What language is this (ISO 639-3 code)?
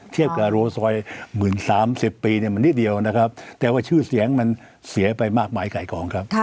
tha